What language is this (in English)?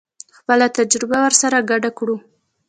Pashto